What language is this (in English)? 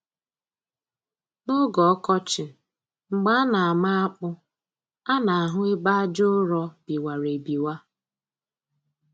Igbo